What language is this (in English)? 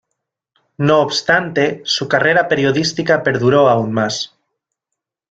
Spanish